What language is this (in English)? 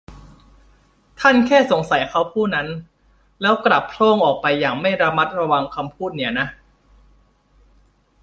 Thai